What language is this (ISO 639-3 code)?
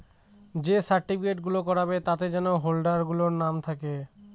ben